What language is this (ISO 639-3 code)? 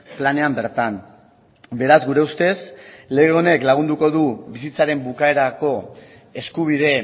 eus